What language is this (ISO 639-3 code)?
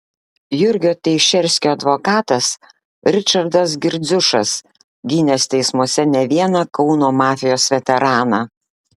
lit